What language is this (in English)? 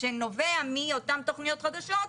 Hebrew